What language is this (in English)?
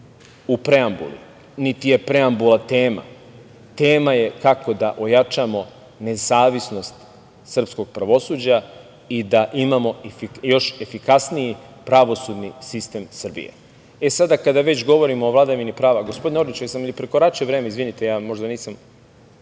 Serbian